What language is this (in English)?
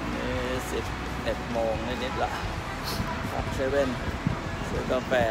Thai